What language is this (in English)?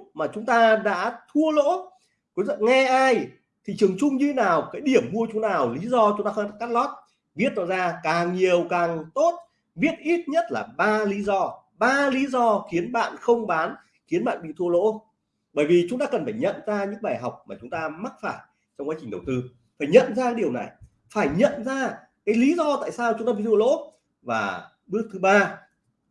Vietnamese